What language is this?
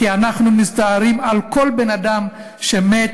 Hebrew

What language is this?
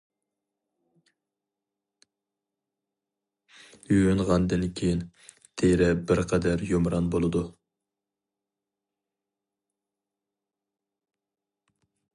Uyghur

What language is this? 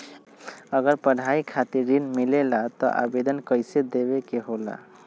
Magahi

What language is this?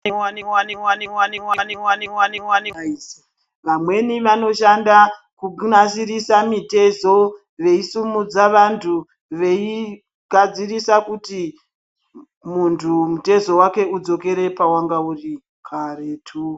Ndau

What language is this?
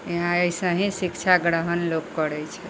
Maithili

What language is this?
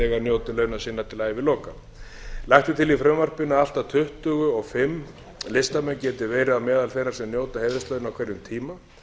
Icelandic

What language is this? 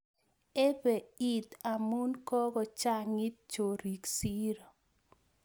Kalenjin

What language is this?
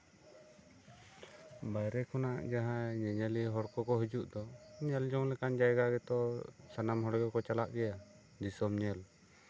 Santali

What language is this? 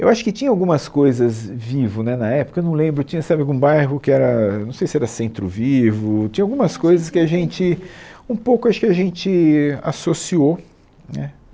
Portuguese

